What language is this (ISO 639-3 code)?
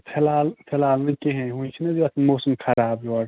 kas